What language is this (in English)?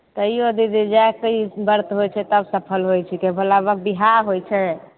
Maithili